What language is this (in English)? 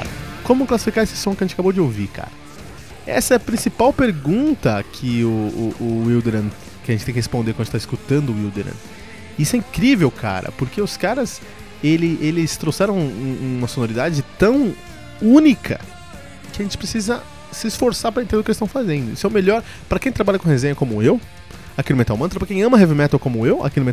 Portuguese